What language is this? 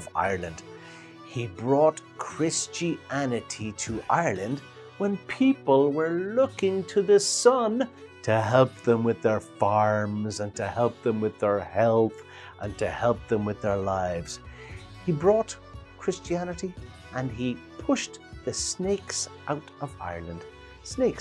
English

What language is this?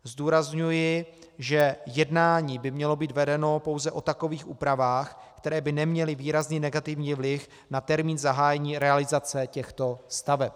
Czech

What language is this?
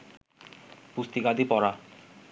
Bangla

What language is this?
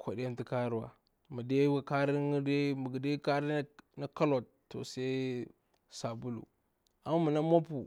Bura-Pabir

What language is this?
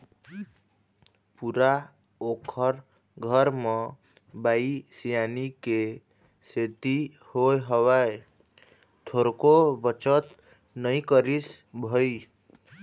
Chhattisgarhi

